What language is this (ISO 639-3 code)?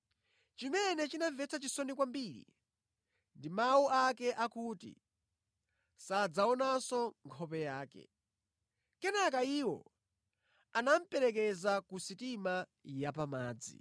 nya